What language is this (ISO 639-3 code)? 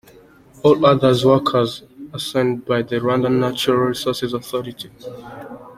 kin